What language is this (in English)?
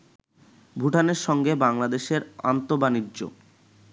Bangla